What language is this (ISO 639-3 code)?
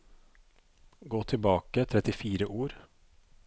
nor